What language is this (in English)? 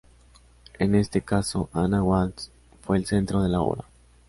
Spanish